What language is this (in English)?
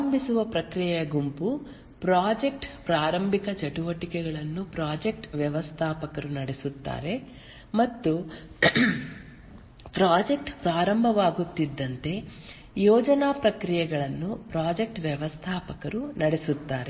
Kannada